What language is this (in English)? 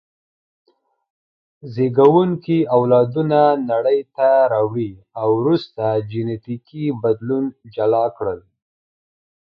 Pashto